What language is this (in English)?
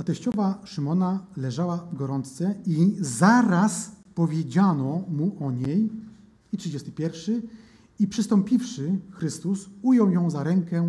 Polish